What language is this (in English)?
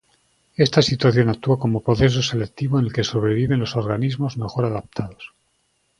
Spanish